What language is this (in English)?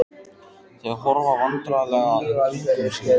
Icelandic